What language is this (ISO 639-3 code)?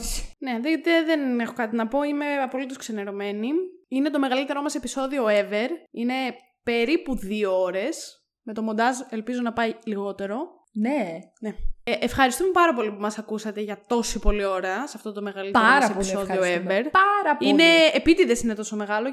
ell